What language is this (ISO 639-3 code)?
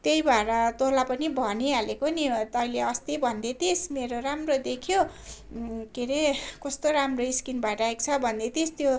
nep